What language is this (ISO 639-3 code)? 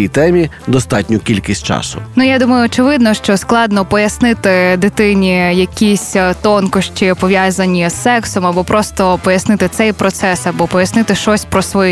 ukr